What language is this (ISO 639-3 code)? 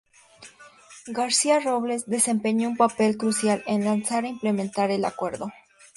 spa